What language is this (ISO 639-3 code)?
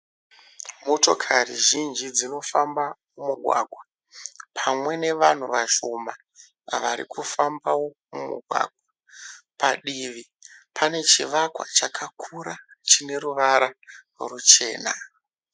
sna